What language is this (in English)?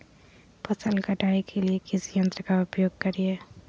Magahi